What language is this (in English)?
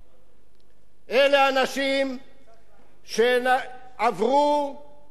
Hebrew